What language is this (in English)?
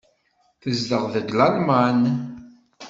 Kabyle